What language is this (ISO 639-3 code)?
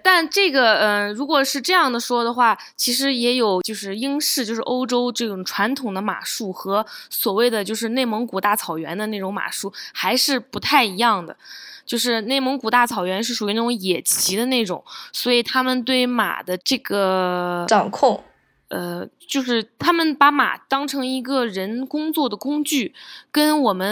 zho